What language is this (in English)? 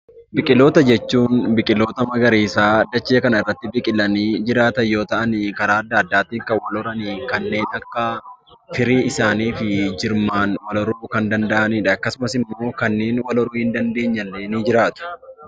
Oromo